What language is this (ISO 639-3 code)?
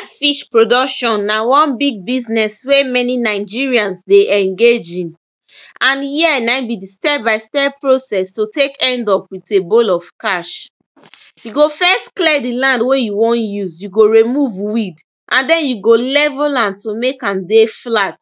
pcm